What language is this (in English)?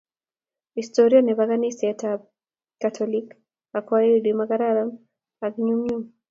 Kalenjin